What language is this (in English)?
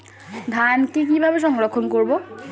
Bangla